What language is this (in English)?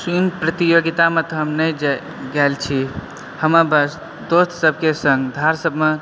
Maithili